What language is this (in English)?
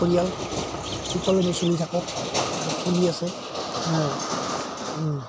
Assamese